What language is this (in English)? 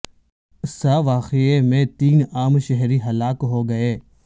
Urdu